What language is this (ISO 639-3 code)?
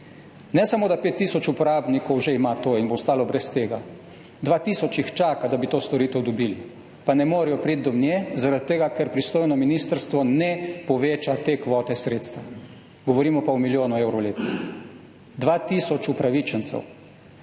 slv